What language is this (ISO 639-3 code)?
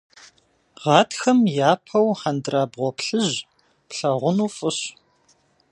kbd